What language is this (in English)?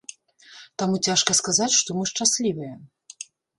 Belarusian